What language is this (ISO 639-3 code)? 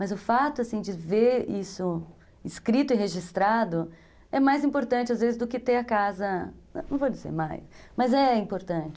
por